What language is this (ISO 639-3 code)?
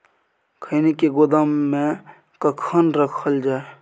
mai